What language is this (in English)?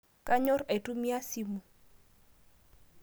Masai